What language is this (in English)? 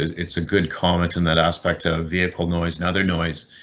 English